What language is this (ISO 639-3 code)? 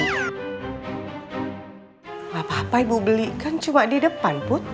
ind